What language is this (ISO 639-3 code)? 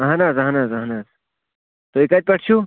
kas